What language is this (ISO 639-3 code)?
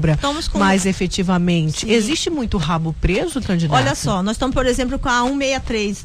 por